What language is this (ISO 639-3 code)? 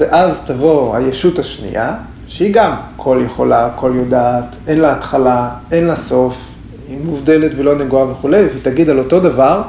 heb